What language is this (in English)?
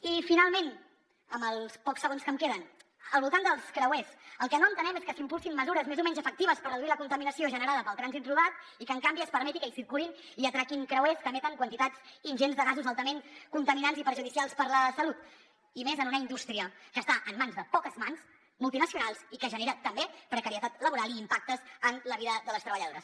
Catalan